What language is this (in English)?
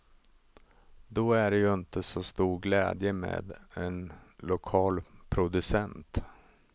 Swedish